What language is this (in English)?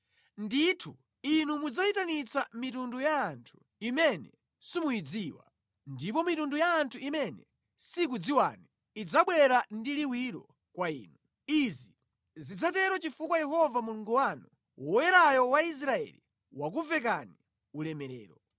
Nyanja